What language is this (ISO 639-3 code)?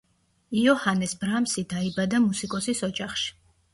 kat